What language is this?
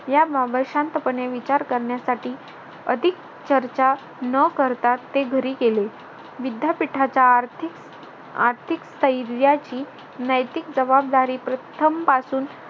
Marathi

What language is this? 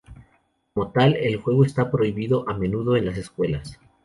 Spanish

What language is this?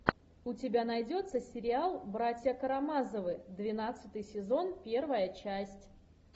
Russian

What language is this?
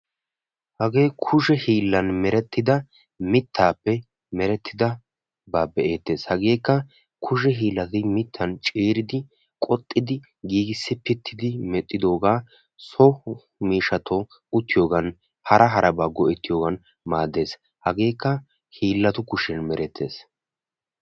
Wolaytta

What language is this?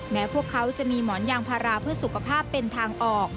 Thai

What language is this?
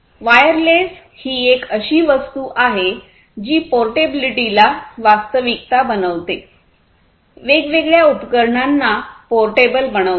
Marathi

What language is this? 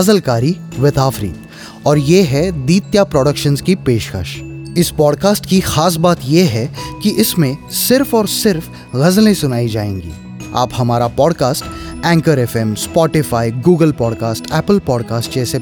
Hindi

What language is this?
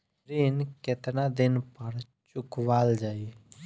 Bhojpuri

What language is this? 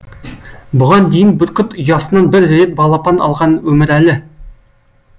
Kazakh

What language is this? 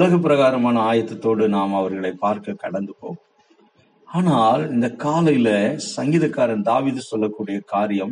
Tamil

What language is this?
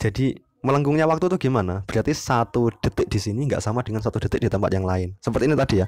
Indonesian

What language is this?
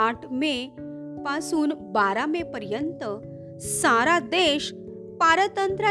Marathi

